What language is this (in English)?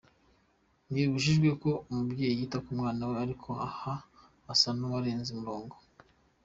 Kinyarwanda